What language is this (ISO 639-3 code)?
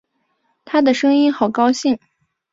zho